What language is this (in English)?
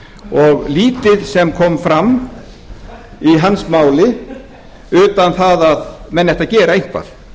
Icelandic